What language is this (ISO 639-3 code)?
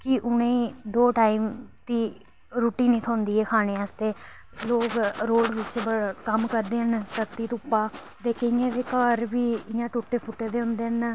doi